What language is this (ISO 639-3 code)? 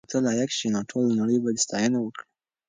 pus